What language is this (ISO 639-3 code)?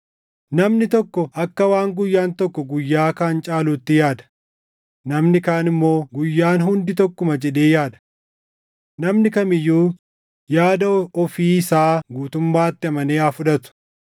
orm